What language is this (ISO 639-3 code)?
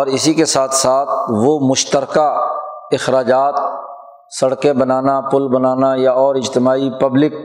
urd